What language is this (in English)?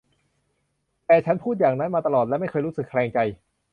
Thai